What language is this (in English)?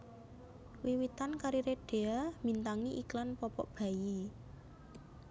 Javanese